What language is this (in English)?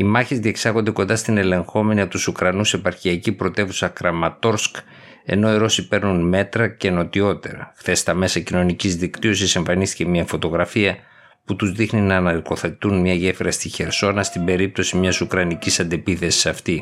Greek